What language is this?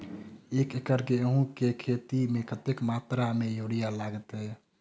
Maithili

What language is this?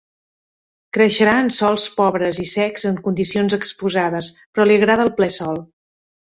Catalan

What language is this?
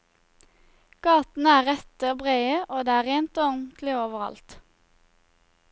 Norwegian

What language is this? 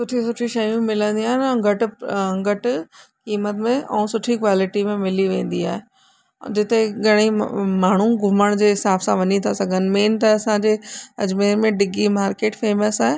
Sindhi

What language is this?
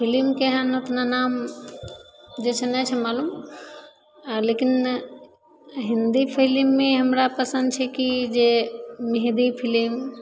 Maithili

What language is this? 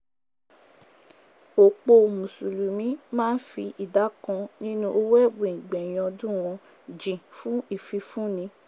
Yoruba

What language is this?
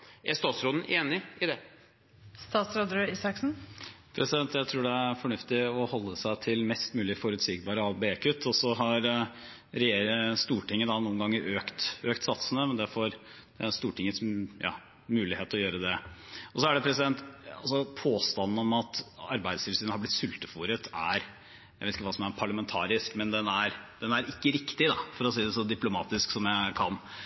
Norwegian Bokmål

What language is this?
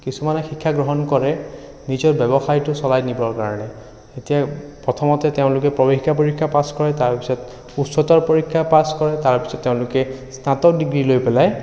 Assamese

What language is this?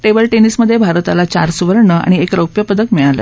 Marathi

